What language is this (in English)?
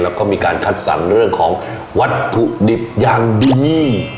Thai